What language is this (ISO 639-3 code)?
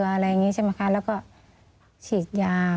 tha